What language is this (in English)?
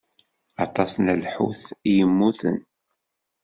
Kabyle